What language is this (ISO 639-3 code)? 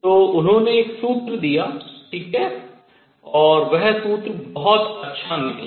hin